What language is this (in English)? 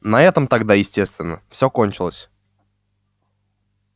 Russian